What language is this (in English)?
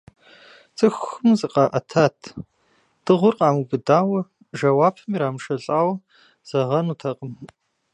Kabardian